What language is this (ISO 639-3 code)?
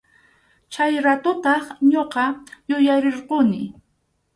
qxu